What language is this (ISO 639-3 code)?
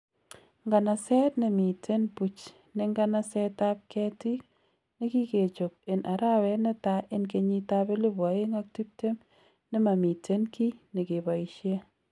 kln